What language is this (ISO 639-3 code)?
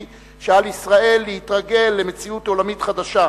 heb